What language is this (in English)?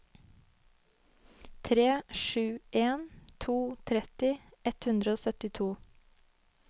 Norwegian